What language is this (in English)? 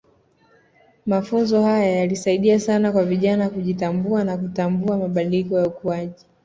Swahili